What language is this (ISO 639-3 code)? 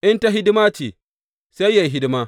hau